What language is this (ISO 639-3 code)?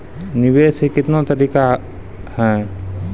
mai